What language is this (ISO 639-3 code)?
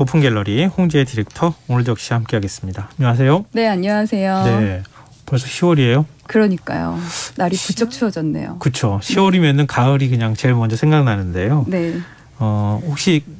kor